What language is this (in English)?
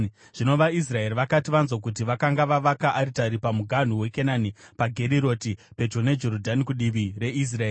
Shona